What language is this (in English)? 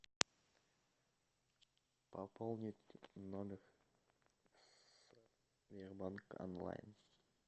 Russian